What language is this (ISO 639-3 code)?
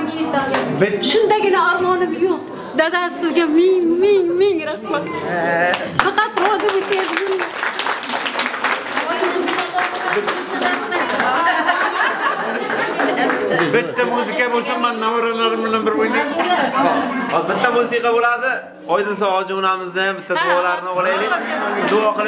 tur